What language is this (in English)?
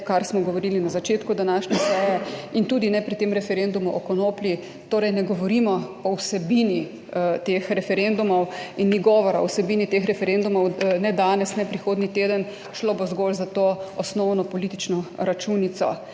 Slovenian